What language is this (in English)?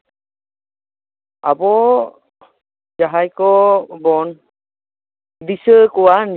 Santali